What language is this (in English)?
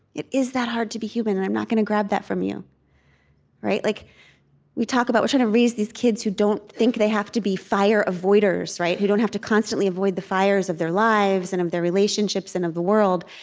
English